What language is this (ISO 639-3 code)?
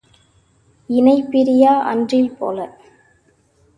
tam